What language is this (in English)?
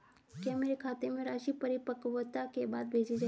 Hindi